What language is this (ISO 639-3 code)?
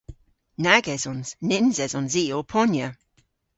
cor